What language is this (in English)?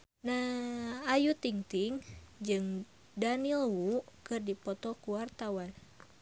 Sundanese